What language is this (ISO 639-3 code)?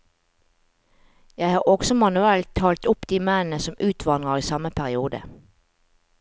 nor